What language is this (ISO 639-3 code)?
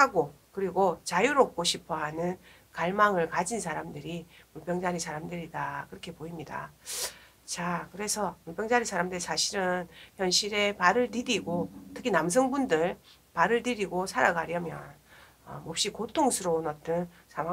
kor